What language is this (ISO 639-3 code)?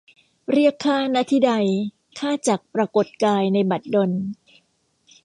tha